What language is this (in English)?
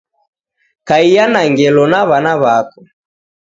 Taita